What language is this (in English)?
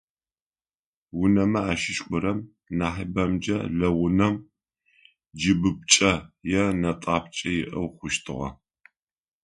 Adyghe